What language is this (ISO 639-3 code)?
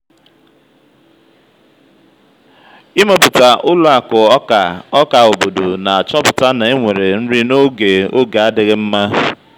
ibo